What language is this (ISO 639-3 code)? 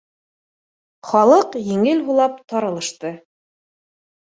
bak